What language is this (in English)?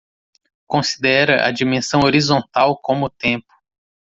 Portuguese